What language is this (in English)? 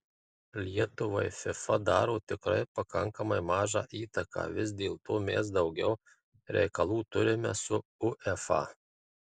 Lithuanian